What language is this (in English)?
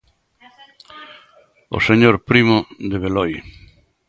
Galician